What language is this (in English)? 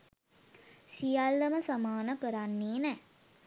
Sinhala